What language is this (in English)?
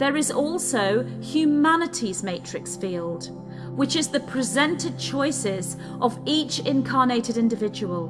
English